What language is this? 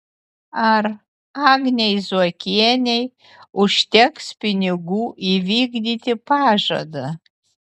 Lithuanian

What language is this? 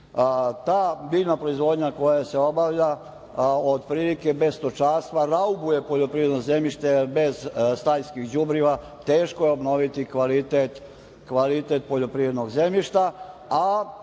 Serbian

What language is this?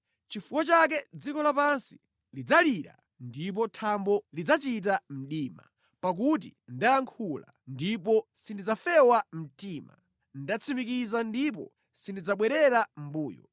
Nyanja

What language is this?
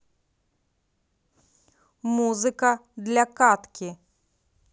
Russian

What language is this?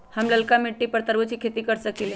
Magahi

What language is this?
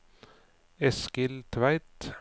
Norwegian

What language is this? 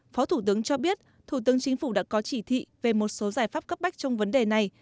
Vietnamese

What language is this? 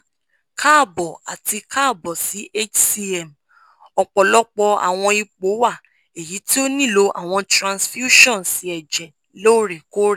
Yoruba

